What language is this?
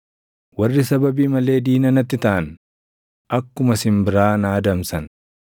Oromo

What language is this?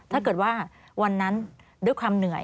Thai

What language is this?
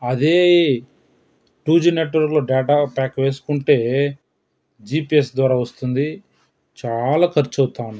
Telugu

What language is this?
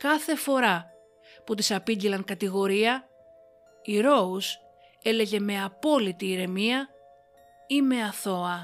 Greek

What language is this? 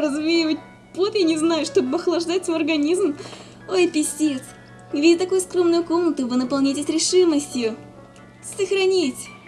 Russian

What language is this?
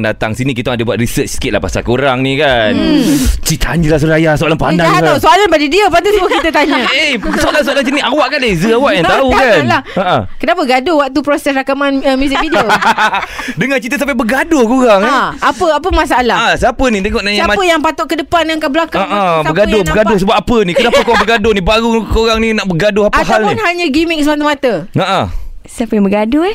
Malay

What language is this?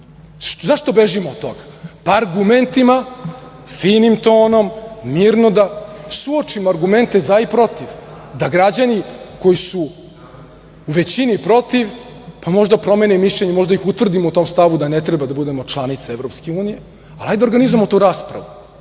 Serbian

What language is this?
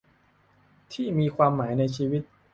Thai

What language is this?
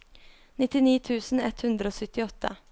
Norwegian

